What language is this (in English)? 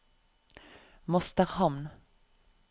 Norwegian